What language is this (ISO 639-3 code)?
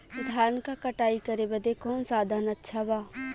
bho